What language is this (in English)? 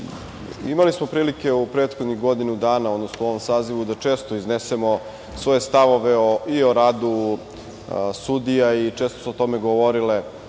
Serbian